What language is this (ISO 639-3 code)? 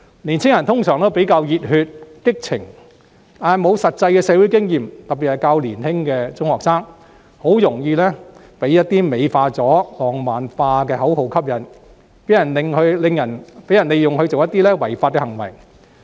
yue